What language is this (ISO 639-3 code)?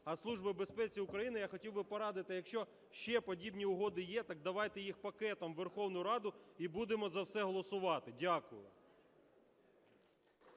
ukr